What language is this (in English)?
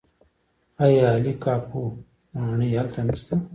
Pashto